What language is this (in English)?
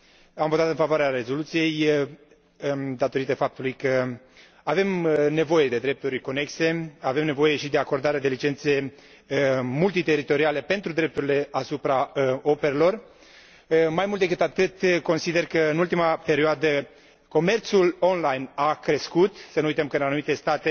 Romanian